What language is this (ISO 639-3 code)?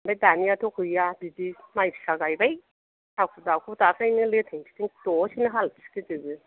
brx